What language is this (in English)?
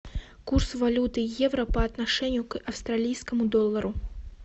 Russian